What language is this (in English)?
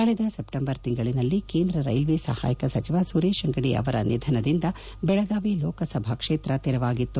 Kannada